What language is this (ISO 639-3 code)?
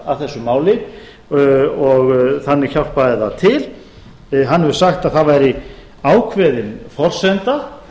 isl